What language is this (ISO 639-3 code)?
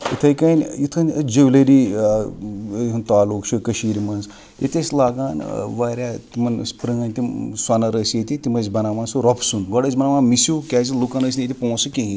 kas